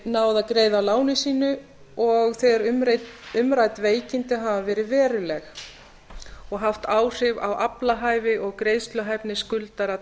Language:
Icelandic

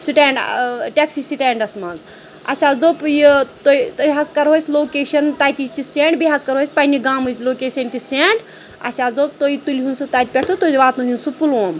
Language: Kashmiri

